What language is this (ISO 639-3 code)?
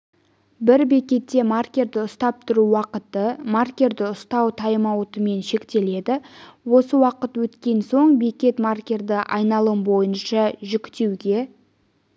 kaz